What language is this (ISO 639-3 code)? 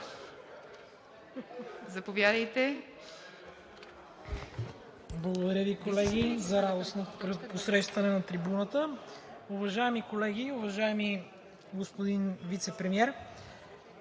bul